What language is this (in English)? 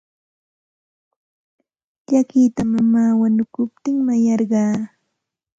Santa Ana de Tusi Pasco Quechua